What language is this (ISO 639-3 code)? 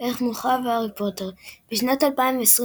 heb